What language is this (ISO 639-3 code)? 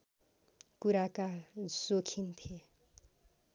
nep